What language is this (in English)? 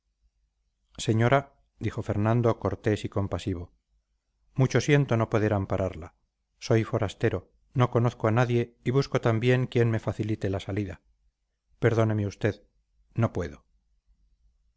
Spanish